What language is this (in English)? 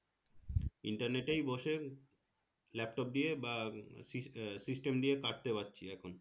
Bangla